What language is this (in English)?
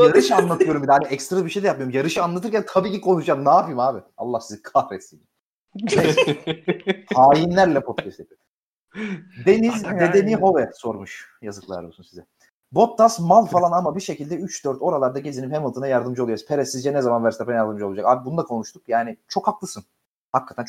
Turkish